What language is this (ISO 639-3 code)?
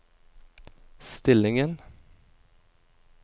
nor